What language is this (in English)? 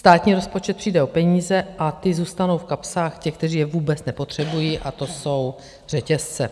Czech